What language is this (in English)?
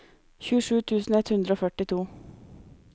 Norwegian